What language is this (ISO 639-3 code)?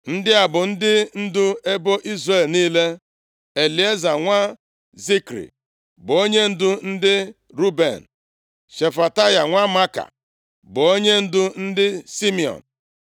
ibo